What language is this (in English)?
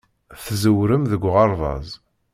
Kabyle